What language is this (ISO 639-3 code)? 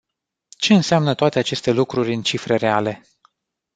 ron